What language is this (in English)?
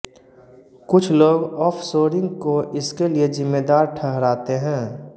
Hindi